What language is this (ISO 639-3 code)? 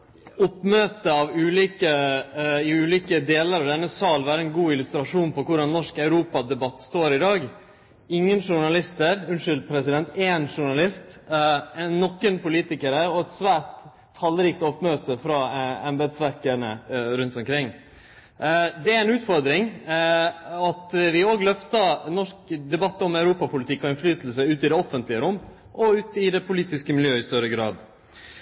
nno